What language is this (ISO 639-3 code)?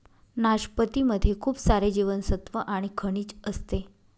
mar